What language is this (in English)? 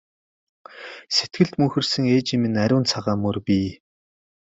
Mongolian